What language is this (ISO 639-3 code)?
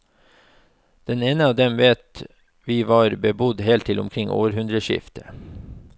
nor